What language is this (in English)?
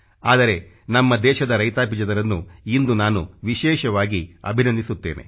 Kannada